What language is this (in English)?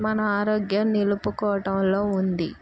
Telugu